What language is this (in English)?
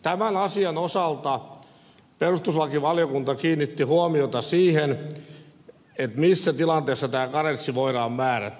Finnish